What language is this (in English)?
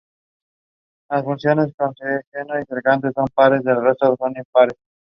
Spanish